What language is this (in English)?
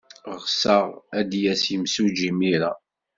Kabyle